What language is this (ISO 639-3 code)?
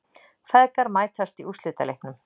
isl